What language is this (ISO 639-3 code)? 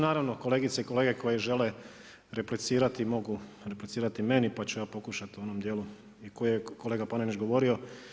hrv